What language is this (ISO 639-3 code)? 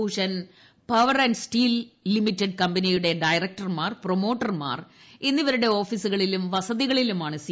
mal